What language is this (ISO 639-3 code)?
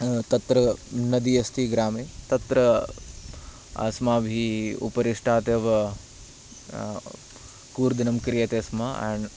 san